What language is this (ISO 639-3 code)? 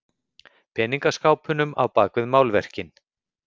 isl